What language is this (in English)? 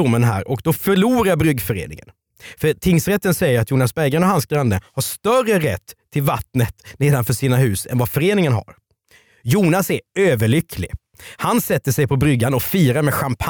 Swedish